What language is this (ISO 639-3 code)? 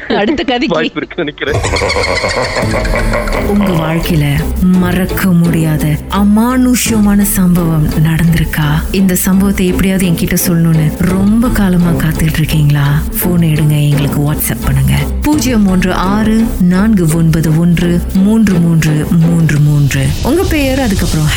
tam